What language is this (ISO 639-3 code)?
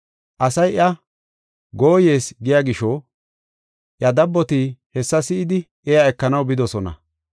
gof